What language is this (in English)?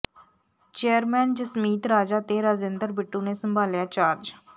Punjabi